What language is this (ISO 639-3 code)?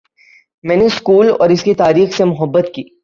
urd